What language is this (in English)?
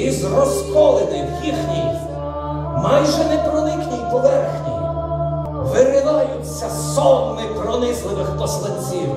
Ukrainian